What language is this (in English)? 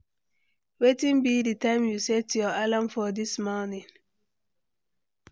Nigerian Pidgin